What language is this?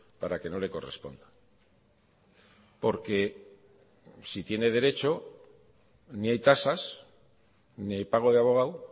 Spanish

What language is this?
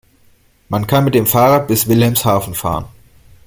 German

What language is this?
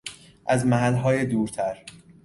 Persian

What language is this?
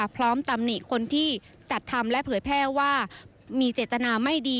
Thai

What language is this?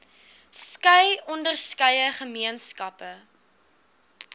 Afrikaans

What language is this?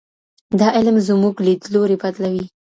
Pashto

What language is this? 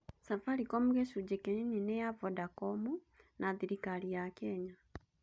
Kikuyu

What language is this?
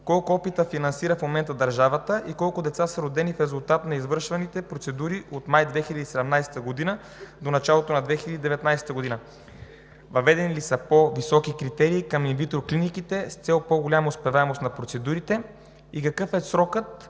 Bulgarian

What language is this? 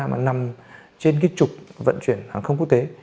Vietnamese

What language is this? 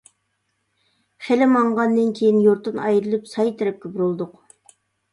Uyghur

